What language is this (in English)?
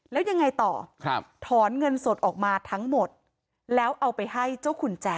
Thai